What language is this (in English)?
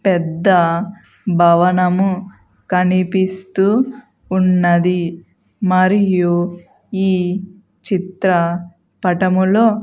Telugu